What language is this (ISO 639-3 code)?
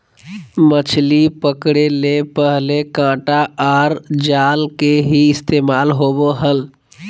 mag